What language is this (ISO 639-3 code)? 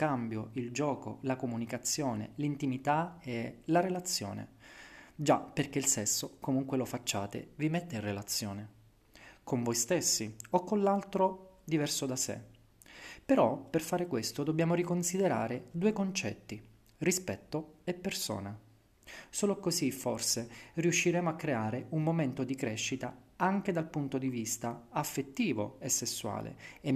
ita